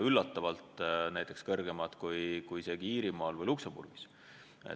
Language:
Estonian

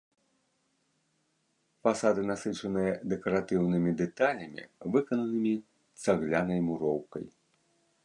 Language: Belarusian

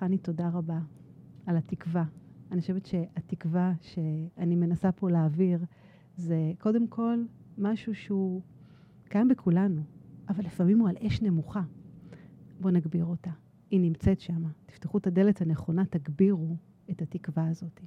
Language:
Hebrew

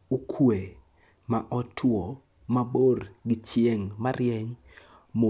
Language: Luo (Kenya and Tanzania)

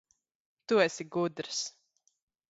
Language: Latvian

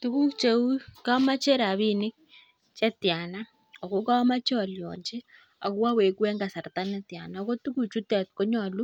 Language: Kalenjin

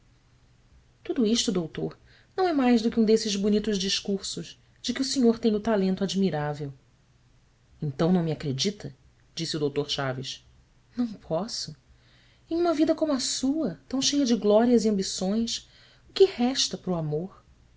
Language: Portuguese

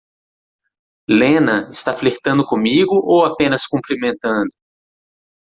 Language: Portuguese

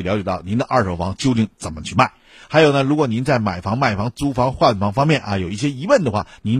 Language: Chinese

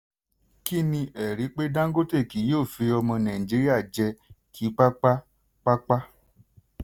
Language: Yoruba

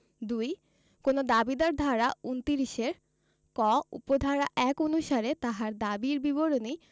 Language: Bangla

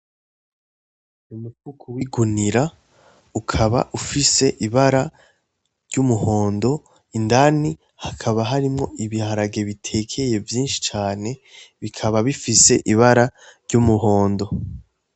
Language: Rundi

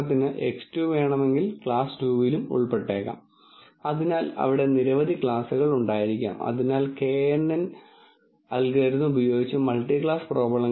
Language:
Malayalam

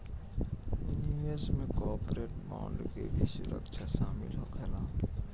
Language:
Bhojpuri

